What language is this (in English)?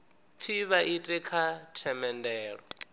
Venda